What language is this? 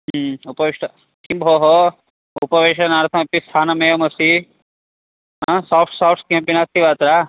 Sanskrit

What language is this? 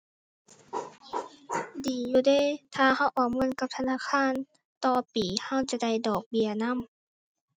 Thai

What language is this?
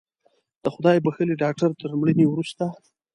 Pashto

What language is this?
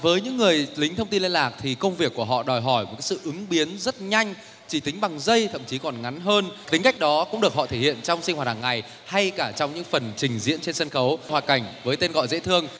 Vietnamese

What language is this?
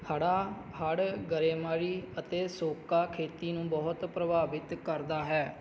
Punjabi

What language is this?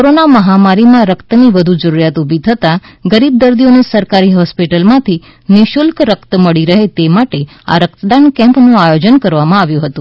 Gujarati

